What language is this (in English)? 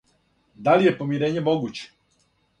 Serbian